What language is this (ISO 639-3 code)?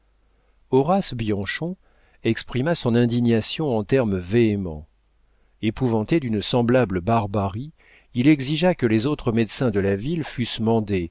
fra